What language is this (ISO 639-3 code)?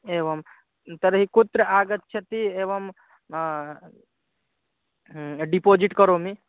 san